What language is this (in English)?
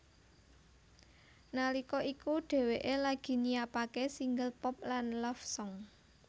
Javanese